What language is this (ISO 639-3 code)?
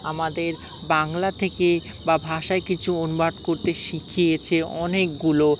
ben